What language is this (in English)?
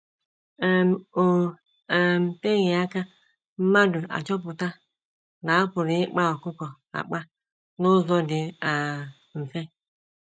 Igbo